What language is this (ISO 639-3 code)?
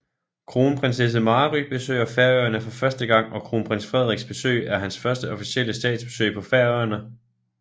dan